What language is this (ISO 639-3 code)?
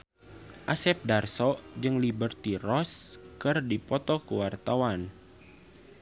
sun